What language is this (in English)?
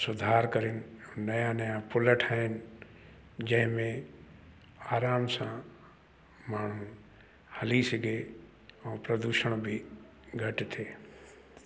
Sindhi